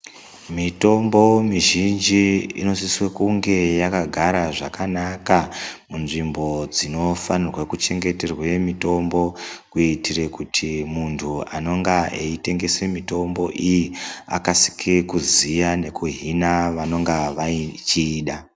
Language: Ndau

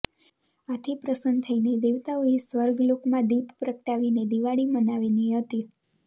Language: Gujarati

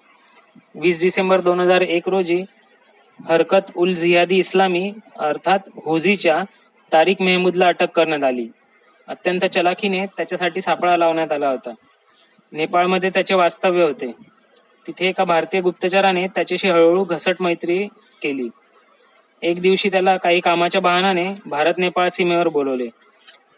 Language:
Marathi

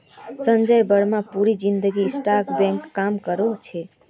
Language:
Magahi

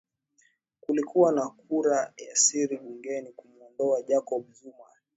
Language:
Swahili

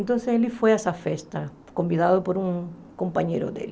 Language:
Portuguese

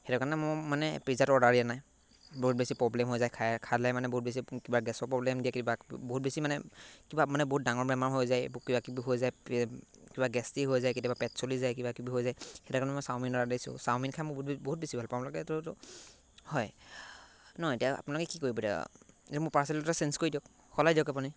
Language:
Assamese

